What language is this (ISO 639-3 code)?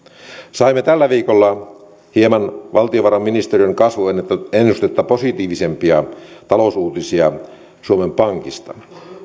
fin